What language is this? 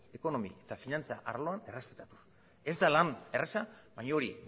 Basque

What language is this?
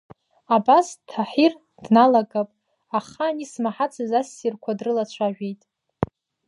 Abkhazian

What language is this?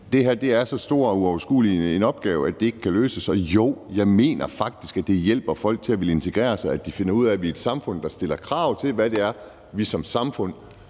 Danish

